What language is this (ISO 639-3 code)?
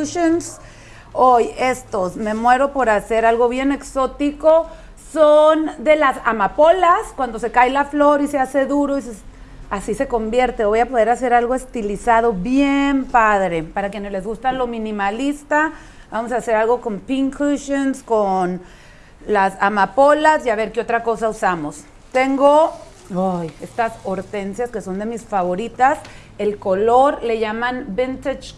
spa